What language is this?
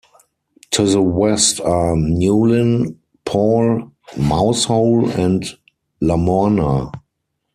English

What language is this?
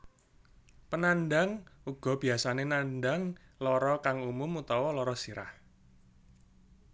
Javanese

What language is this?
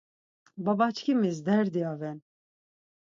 Laz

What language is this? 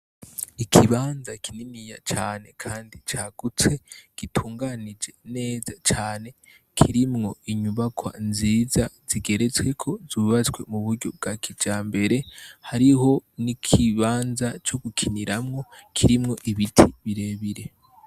Rundi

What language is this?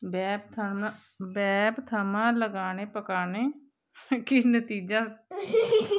Dogri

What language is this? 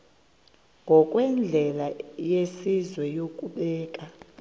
Xhosa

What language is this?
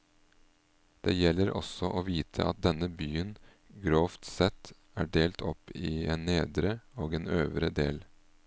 Norwegian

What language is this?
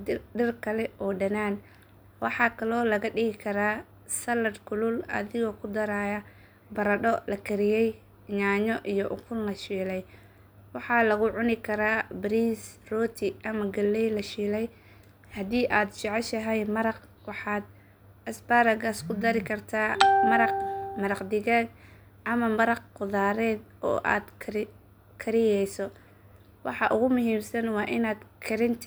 Somali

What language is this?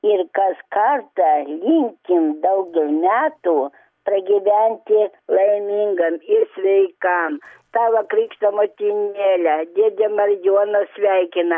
Lithuanian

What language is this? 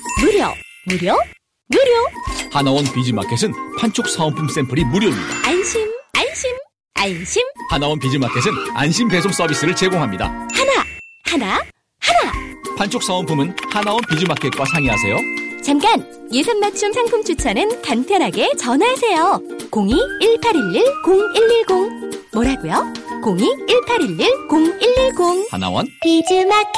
Korean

